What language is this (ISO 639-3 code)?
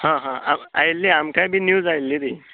kok